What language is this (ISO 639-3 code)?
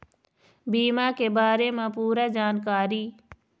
hne